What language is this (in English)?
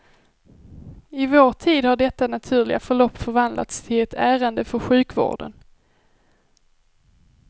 Swedish